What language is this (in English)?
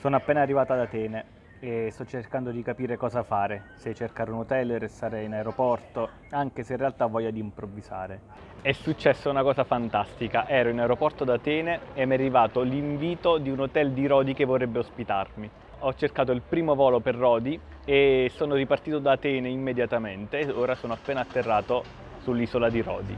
Italian